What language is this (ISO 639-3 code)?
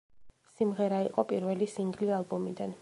kat